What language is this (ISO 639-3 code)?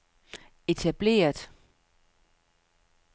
dan